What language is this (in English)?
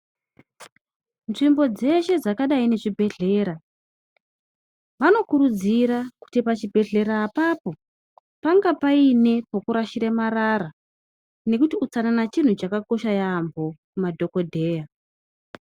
Ndau